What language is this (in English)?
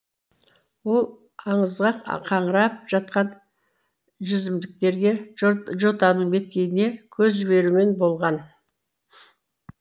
Kazakh